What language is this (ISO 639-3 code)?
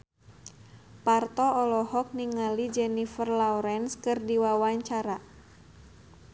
sun